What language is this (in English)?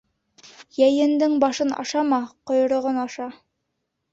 Bashkir